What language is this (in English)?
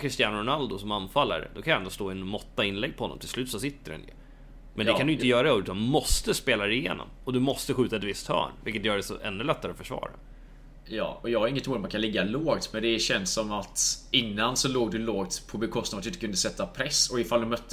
Swedish